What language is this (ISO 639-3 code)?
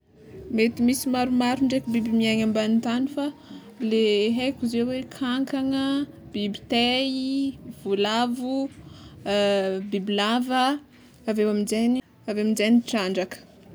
xmw